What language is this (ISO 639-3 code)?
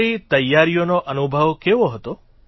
guj